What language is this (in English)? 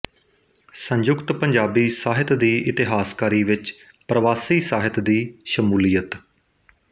Punjabi